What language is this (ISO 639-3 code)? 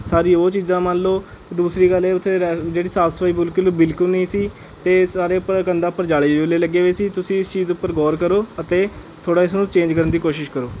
pan